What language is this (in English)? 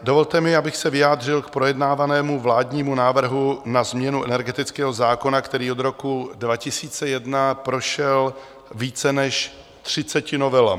Czech